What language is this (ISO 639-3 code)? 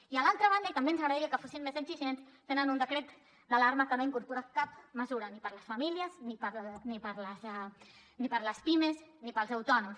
cat